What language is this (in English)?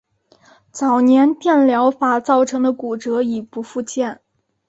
Chinese